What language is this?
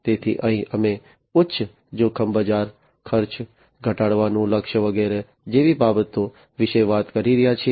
Gujarati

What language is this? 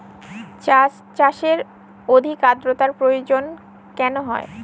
Bangla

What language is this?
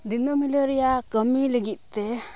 Santali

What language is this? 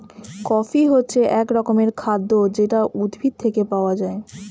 Bangla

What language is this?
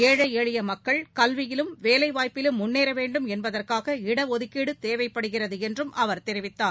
Tamil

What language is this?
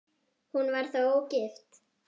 Icelandic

